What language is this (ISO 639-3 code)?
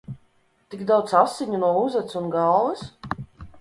lav